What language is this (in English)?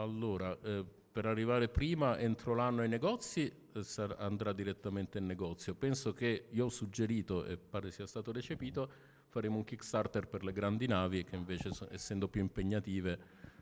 Italian